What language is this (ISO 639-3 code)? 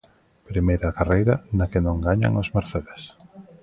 glg